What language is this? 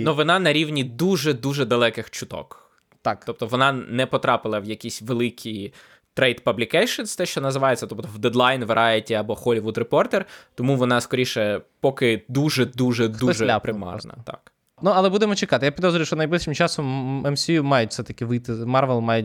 Ukrainian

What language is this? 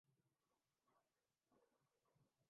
Urdu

